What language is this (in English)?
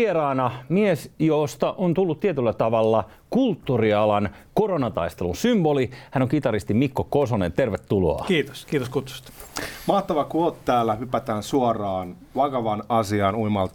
Finnish